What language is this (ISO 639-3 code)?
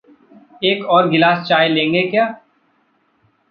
hin